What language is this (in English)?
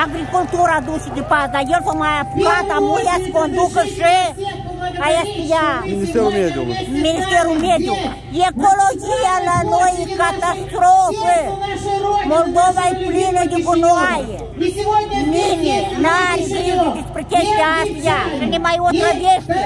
Romanian